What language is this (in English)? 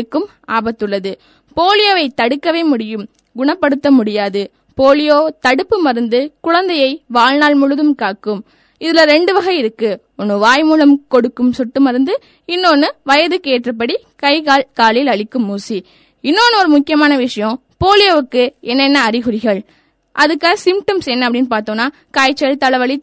Tamil